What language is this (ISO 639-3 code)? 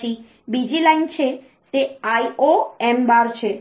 guj